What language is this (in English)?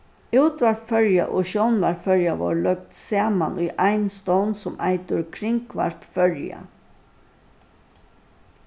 Faroese